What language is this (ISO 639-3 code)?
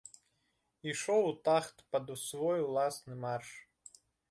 bel